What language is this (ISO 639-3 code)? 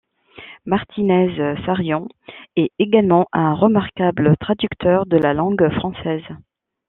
fra